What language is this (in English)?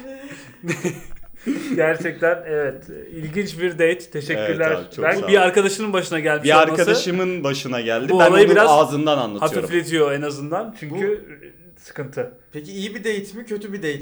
Turkish